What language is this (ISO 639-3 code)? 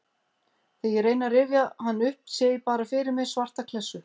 isl